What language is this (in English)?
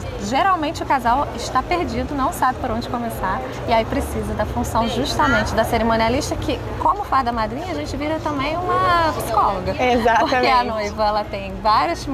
Portuguese